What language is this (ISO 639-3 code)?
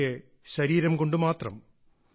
mal